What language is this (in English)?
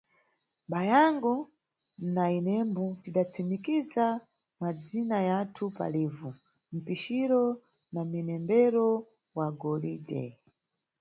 Nyungwe